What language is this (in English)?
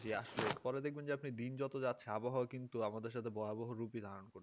Bangla